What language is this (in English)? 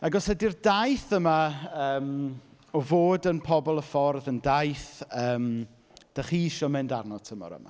Welsh